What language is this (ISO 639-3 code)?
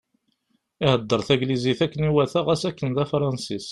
kab